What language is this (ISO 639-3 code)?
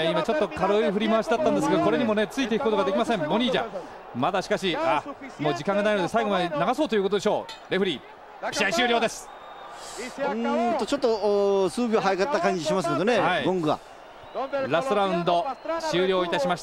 jpn